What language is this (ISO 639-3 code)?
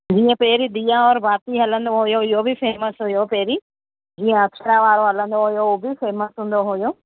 snd